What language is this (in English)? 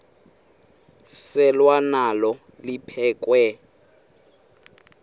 Xhosa